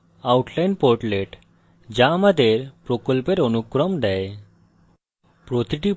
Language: Bangla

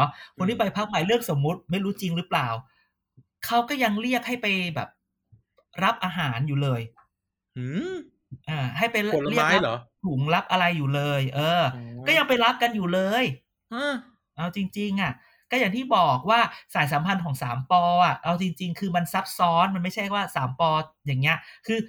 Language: Thai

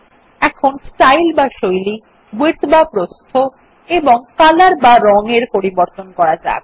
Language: Bangla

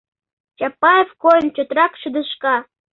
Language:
Mari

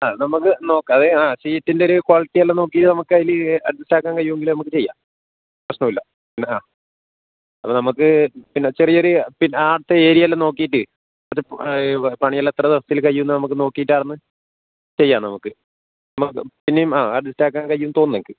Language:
Malayalam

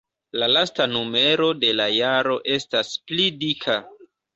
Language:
Esperanto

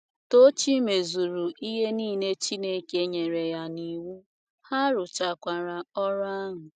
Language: Igbo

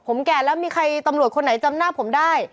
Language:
Thai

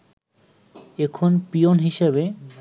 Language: Bangla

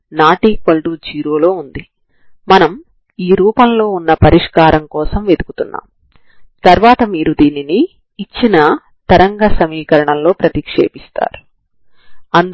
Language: Telugu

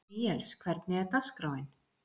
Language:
Icelandic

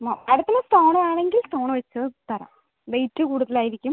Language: Malayalam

